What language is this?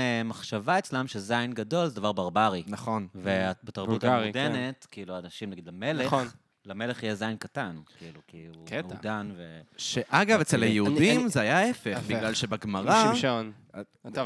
Hebrew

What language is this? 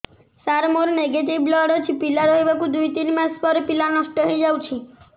Odia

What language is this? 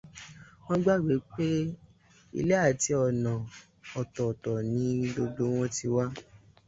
Yoruba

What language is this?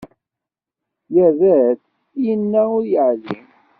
Kabyle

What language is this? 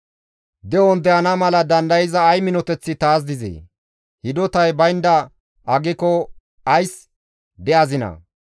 Gamo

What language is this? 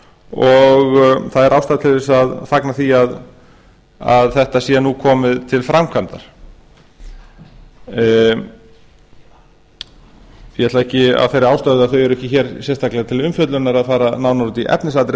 Icelandic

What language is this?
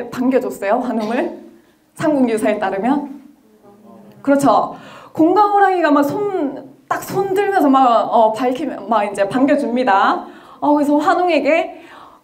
Korean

